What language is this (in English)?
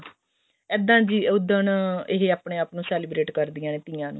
Punjabi